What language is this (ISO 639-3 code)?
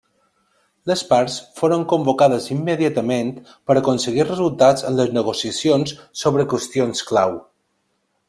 cat